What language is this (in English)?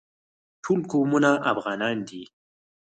Pashto